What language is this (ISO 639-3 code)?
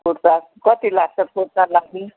nep